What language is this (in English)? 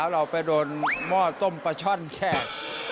Thai